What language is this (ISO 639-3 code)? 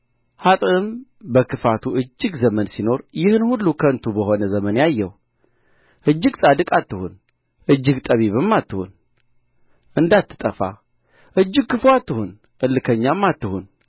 amh